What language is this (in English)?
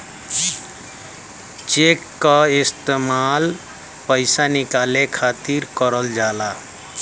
Bhojpuri